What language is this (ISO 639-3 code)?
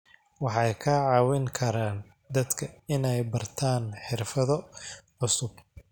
som